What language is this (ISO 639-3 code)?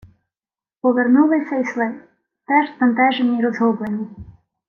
ukr